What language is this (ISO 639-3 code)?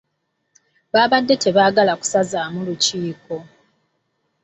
lug